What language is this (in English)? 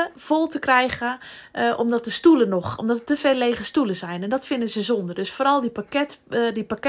Dutch